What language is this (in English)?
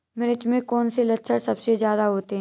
Hindi